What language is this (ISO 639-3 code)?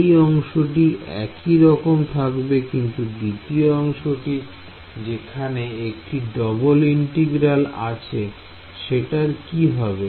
ben